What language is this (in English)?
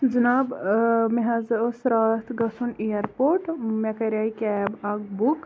Kashmiri